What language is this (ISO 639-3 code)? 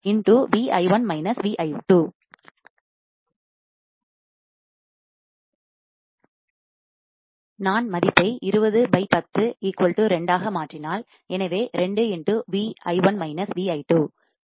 tam